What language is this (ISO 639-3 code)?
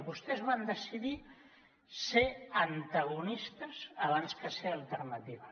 cat